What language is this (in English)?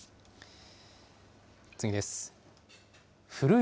Japanese